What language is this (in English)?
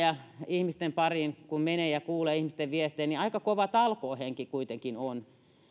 Finnish